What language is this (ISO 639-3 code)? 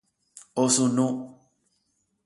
grn